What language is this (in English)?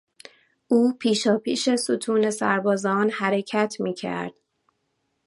Persian